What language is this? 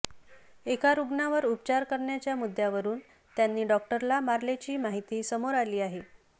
Marathi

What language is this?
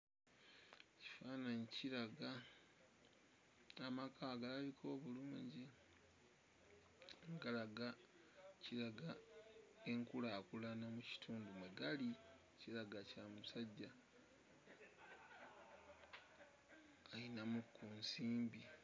Ganda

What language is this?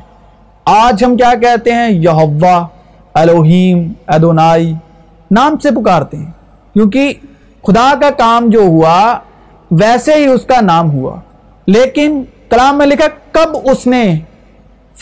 Urdu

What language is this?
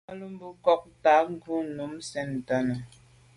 Medumba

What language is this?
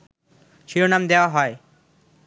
Bangla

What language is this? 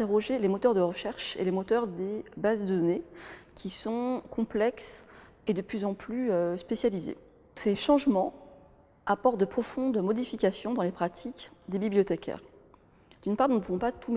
French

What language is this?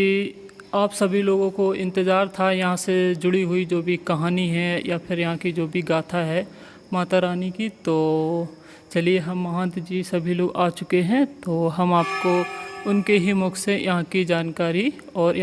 Hindi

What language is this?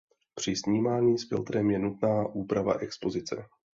Czech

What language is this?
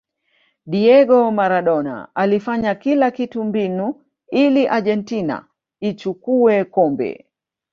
Swahili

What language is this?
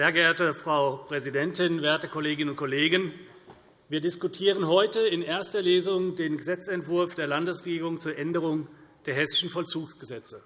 German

